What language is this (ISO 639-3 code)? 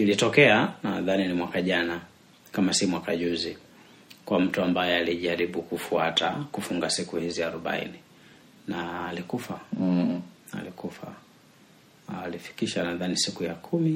swa